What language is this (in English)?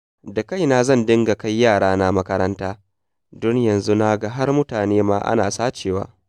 Hausa